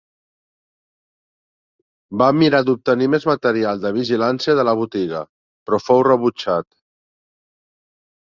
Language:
Catalan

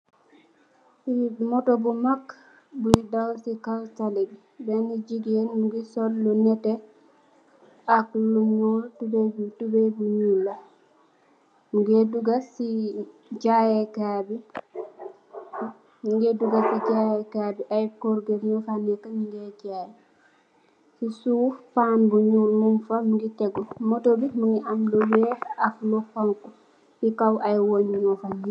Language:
Wolof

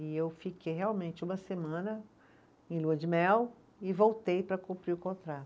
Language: Portuguese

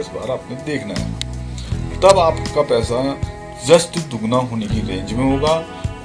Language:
Hindi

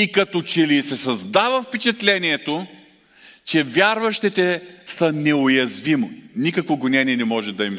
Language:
Bulgarian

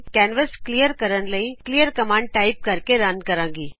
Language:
Punjabi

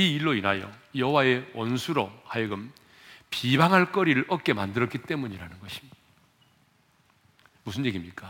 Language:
Korean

